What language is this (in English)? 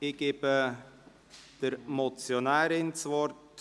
Swiss German